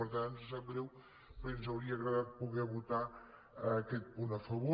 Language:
Catalan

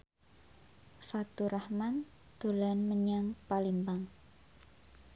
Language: Javanese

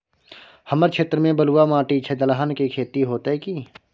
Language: Maithili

